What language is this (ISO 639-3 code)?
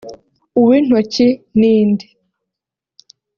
kin